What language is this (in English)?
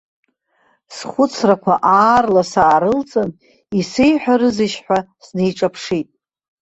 Abkhazian